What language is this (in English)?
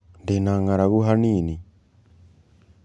Kikuyu